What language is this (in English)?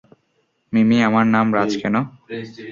Bangla